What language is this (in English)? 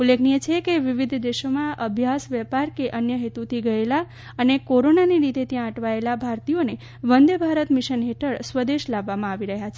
Gujarati